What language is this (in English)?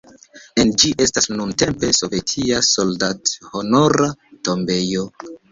Esperanto